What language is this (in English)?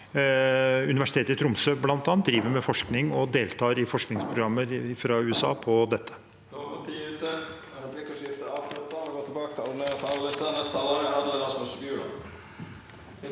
Norwegian